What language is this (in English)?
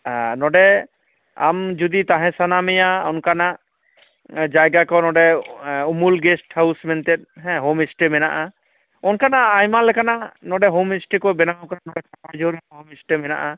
Santali